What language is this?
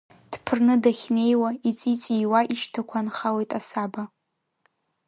Abkhazian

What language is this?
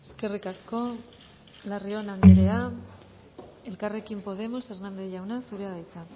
Basque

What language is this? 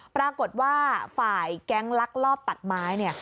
Thai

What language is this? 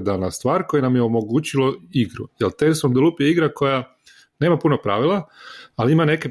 Croatian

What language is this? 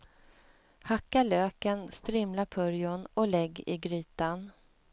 Swedish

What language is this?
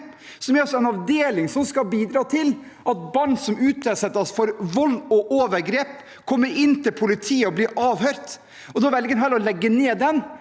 Norwegian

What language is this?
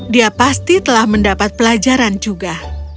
Indonesian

